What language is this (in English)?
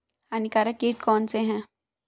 Hindi